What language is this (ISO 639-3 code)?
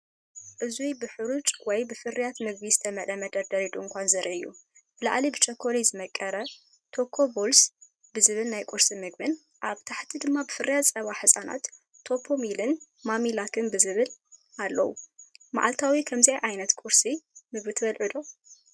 tir